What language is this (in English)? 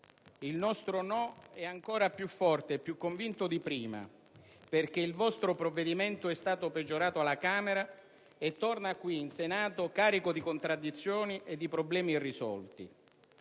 Italian